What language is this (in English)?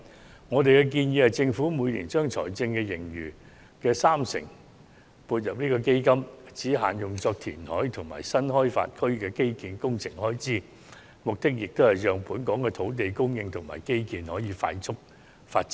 Cantonese